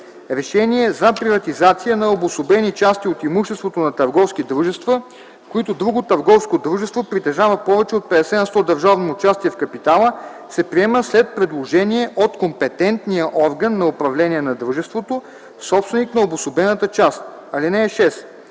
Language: Bulgarian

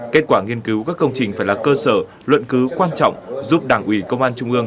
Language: Vietnamese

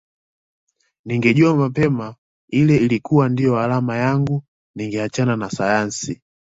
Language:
Swahili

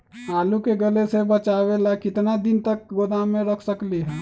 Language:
Magahi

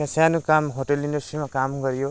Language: Nepali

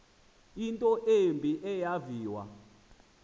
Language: Xhosa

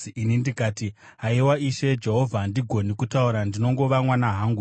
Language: Shona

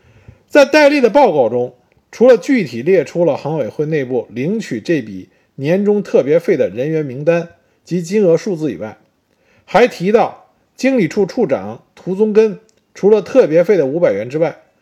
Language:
Chinese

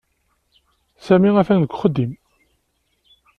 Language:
Kabyle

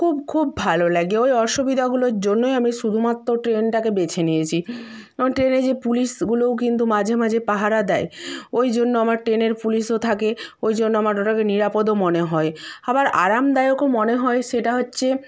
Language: Bangla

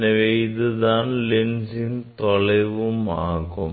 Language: Tamil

